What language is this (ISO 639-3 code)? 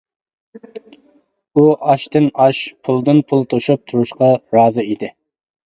uig